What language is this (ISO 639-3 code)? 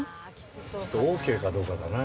jpn